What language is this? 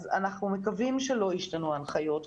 Hebrew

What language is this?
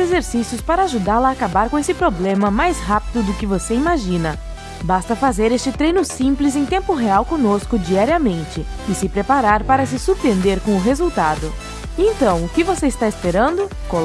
Portuguese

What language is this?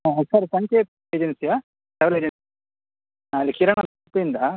Kannada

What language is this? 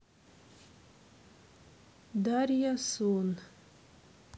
Russian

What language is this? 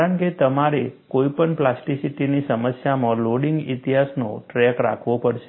Gujarati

